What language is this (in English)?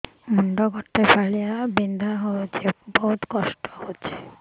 Odia